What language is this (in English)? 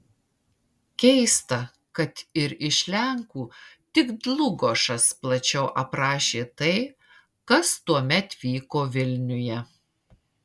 Lithuanian